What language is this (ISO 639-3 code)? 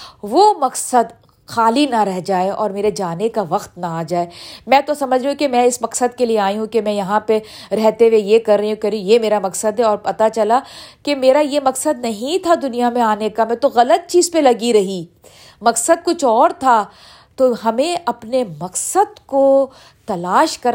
urd